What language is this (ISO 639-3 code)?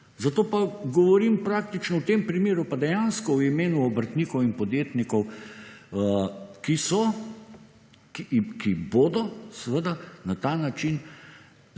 slv